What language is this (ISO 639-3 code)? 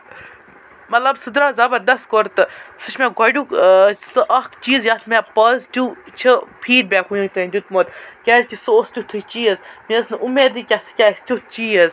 kas